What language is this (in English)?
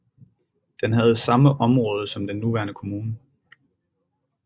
Danish